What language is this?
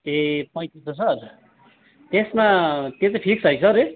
Nepali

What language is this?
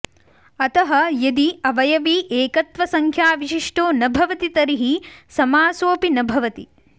Sanskrit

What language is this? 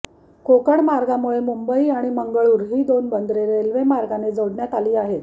Marathi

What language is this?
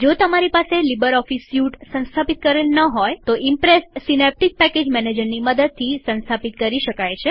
Gujarati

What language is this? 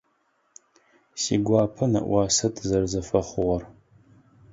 Adyghe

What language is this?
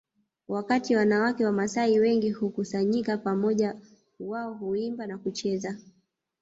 Swahili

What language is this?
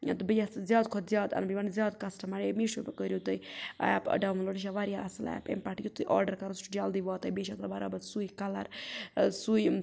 Kashmiri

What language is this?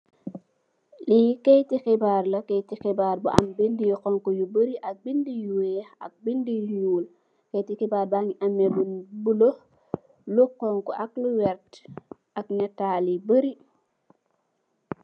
Wolof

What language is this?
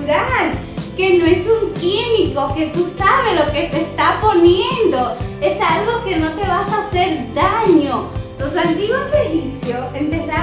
Spanish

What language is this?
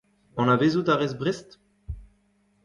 Breton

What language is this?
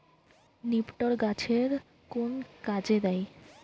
Bangla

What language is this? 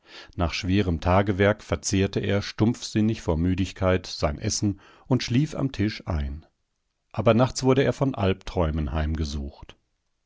German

